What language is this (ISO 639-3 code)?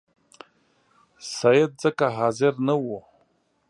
pus